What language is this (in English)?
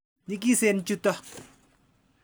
Kalenjin